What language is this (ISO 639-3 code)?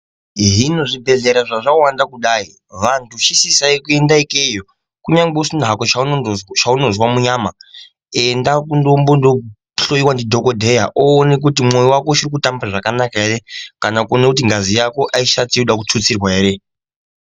ndc